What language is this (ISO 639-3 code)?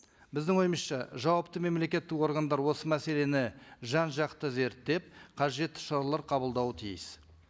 kaz